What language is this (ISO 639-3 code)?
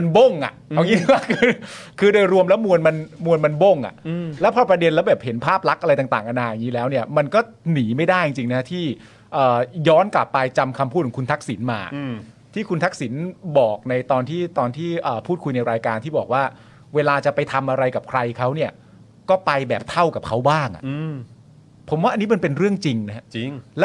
tha